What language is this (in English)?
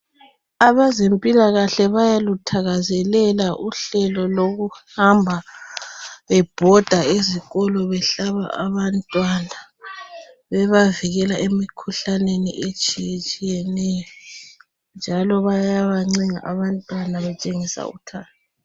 North Ndebele